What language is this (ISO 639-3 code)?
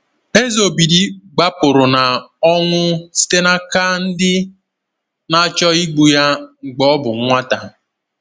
ibo